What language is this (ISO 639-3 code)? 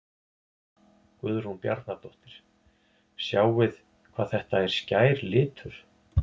isl